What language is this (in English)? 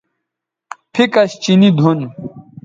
Bateri